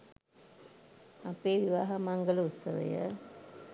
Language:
Sinhala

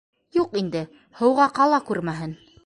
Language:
Bashkir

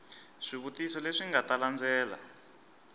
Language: Tsonga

